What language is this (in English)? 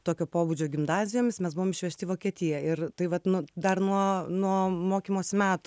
Lithuanian